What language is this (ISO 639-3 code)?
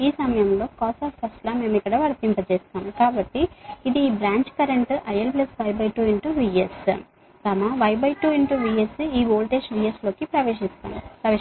tel